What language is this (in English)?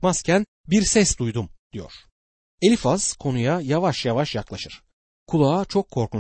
Turkish